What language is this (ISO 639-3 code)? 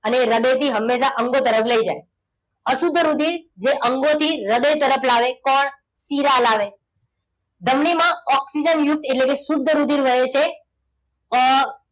guj